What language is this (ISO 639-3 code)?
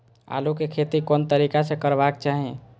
mai